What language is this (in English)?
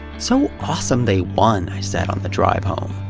English